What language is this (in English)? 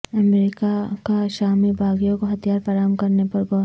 Urdu